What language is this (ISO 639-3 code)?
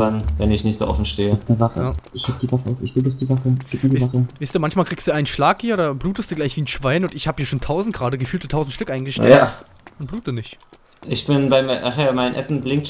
deu